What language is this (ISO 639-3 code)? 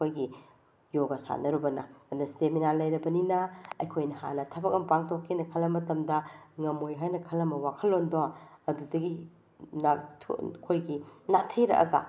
mni